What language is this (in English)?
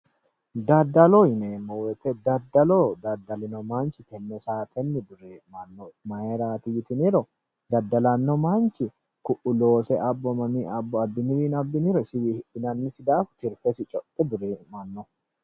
Sidamo